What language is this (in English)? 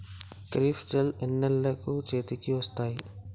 Telugu